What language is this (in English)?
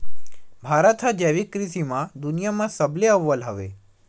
Chhattisgarhi